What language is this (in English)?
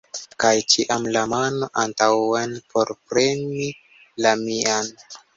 Esperanto